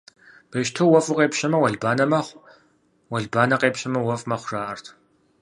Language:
Kabardian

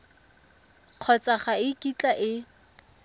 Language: Tswana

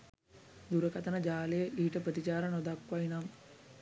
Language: Sinhala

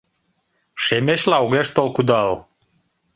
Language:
Mari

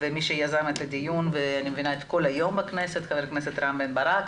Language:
Hebrew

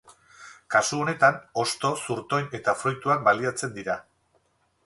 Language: Basque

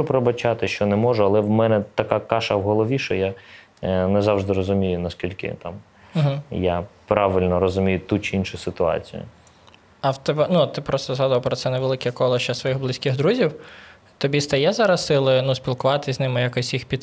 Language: Ukrainian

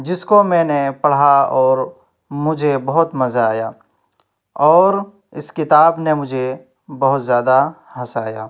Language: Urdu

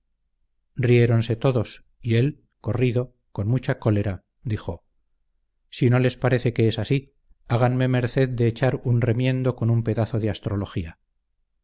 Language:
Spanish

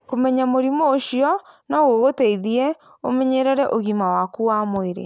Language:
Kikuyu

